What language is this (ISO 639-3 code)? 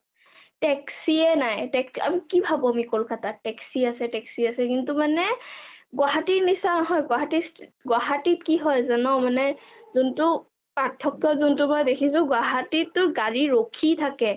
asm